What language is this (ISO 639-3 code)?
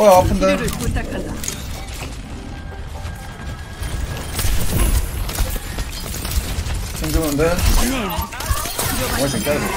kor